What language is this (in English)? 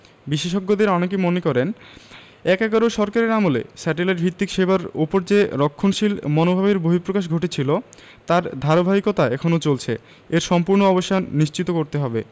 Bangla